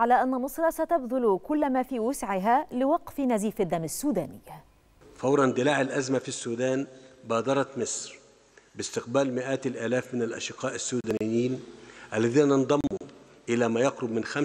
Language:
Arabic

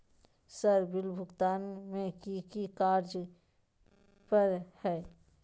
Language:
Magahi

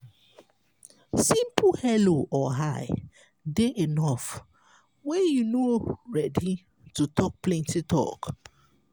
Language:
Nigerian Pidgin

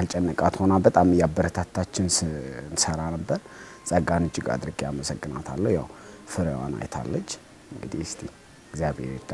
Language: Arabic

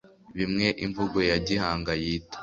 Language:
Kinyarwanda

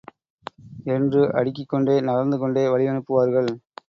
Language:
Tamil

